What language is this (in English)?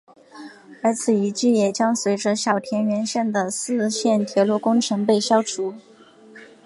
Chinese